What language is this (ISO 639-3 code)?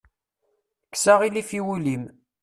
kab